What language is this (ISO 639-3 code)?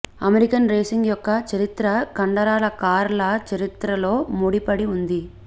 tel